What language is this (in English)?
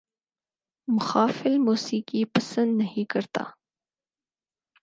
Urdu